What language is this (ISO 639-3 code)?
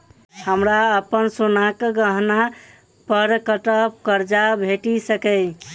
mai